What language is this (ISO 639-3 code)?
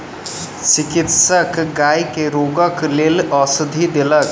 mai